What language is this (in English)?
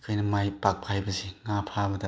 Manipuri